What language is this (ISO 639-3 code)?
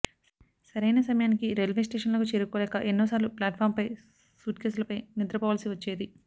tel